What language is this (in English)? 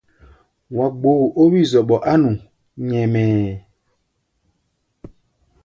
Gbaya